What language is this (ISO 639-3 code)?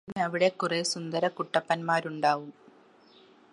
mal